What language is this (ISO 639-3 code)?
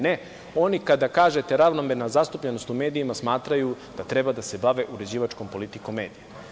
srp